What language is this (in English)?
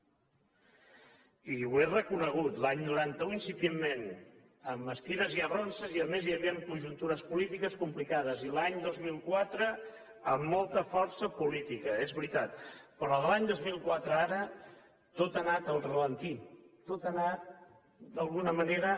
Catalan